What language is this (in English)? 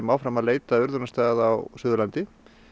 Icelandic